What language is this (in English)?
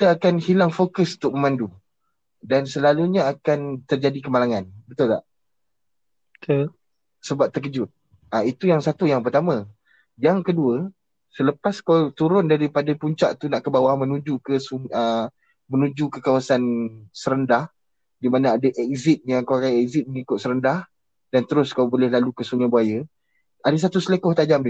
Malay